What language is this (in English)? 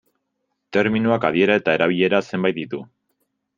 Basque